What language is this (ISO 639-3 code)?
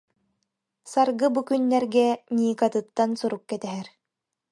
sah